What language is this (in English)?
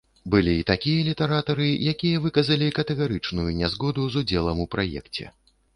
Belarusian